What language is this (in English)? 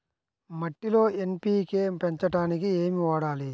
Telugu